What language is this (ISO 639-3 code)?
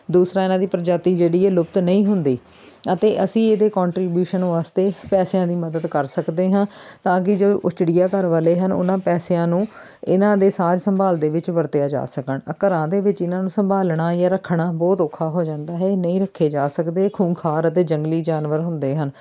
pan